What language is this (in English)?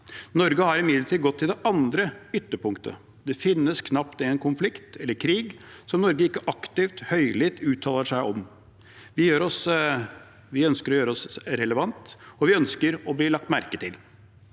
Norwegian